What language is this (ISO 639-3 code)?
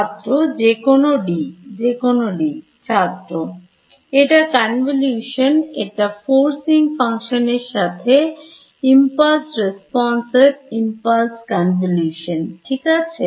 ben